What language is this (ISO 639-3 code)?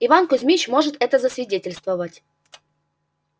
rus